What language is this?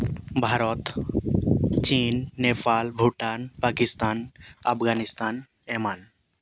Santali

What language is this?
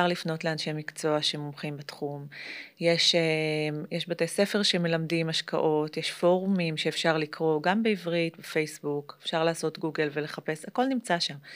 Hebrew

